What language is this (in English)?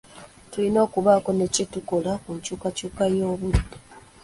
Ganda